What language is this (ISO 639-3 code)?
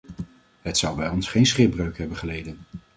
nld